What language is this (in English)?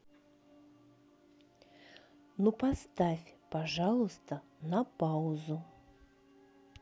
Russian